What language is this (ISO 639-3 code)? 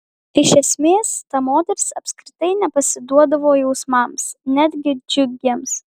lit